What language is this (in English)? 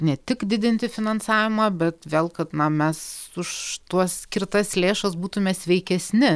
Lithuanian